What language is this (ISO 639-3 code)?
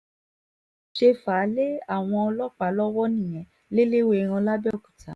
yor